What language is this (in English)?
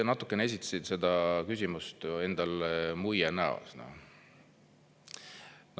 Estonian